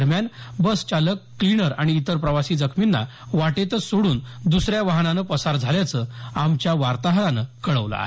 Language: Marathi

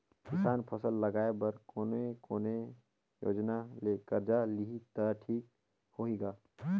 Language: Chhattisgarhi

